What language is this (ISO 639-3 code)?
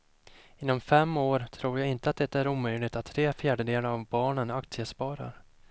swe